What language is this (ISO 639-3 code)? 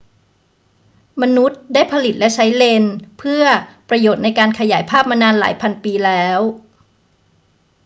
tha